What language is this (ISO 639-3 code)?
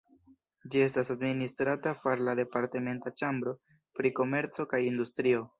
epo